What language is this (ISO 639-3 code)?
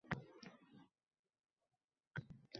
uzb